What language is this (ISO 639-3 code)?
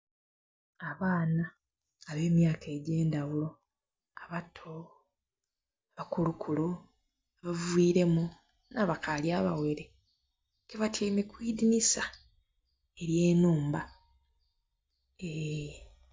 xog